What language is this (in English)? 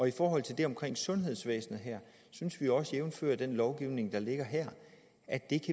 Danish